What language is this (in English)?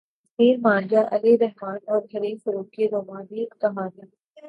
Urdu